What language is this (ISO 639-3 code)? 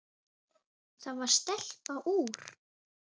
isl